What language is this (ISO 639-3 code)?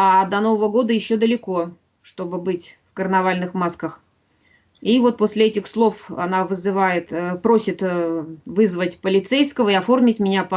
rus